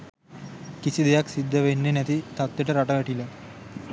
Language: Sinhala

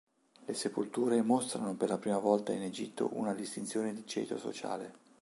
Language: Italian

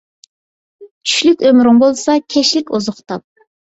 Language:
Uyghur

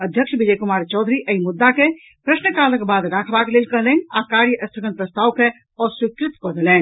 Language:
Maithili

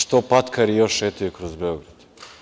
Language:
Serbian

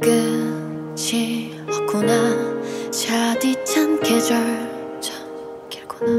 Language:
Korean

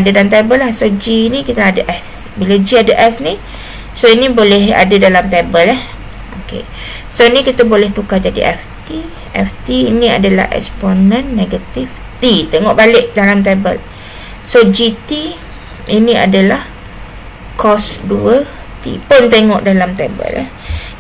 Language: Malay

